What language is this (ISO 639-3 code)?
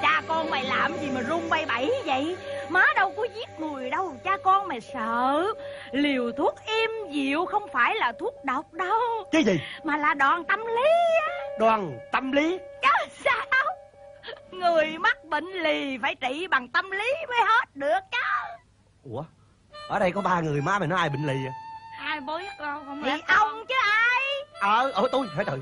vie